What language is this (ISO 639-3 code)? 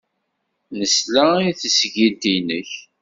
kab